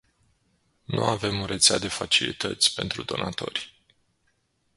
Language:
Romanian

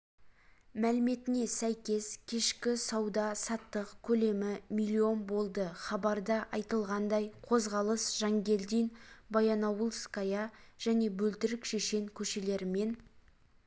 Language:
Kazakh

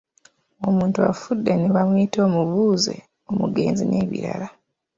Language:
Ganda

